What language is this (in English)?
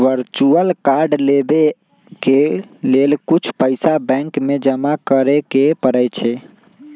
Magahi